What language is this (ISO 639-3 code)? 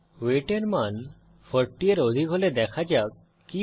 ben